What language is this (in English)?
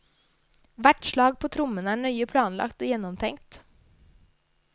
Norwegian